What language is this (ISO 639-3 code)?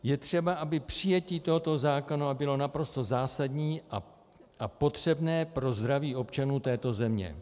ces